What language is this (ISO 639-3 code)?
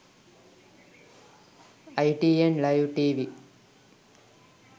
sin